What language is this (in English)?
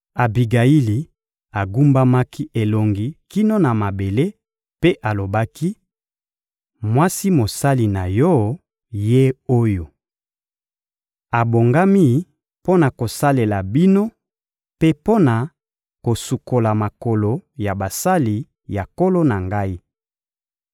Lingala